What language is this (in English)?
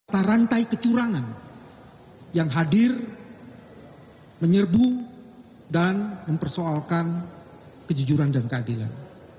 Indonesian